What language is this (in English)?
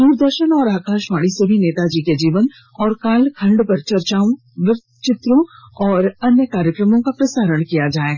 Hindi